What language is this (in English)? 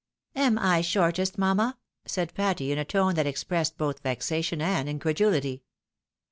English